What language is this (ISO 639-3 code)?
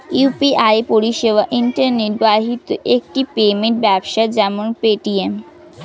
ben